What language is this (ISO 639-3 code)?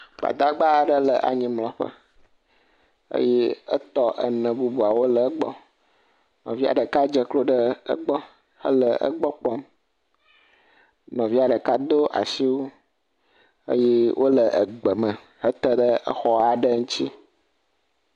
ewe